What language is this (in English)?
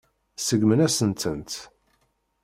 Kabyle